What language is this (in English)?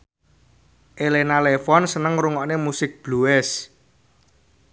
Javanese